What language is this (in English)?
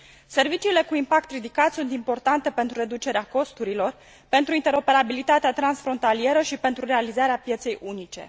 Romanian